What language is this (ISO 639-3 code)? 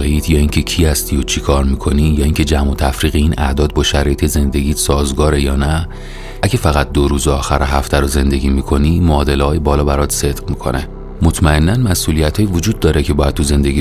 fas